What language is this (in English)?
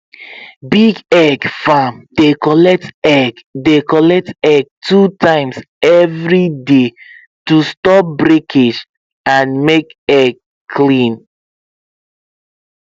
Nigerian Pidgin